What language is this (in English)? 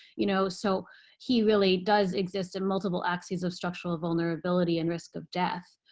English